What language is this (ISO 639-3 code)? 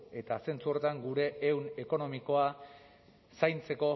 eus